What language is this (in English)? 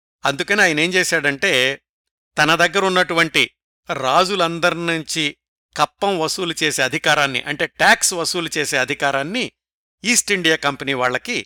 Telugu